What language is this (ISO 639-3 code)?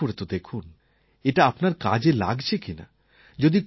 ben